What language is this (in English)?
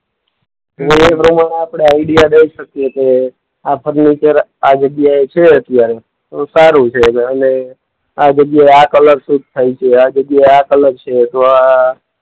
Gujarati